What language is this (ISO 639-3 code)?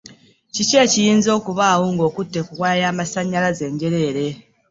lug